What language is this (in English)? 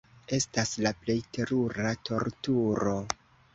Esperanto